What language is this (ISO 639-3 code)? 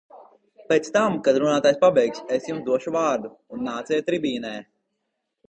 lav